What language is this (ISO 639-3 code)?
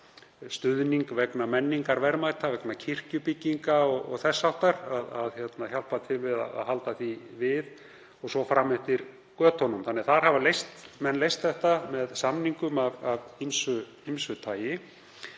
isl